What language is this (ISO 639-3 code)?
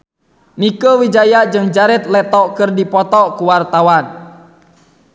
sun